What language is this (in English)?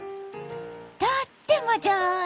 Japanese